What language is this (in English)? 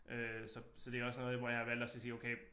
Danish